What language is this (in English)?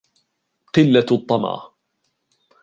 Arabic